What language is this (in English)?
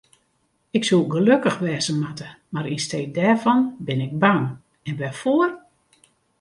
Western Frisian